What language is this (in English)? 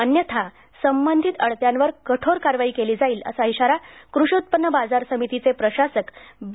Marathi